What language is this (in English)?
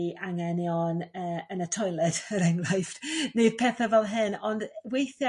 Welsh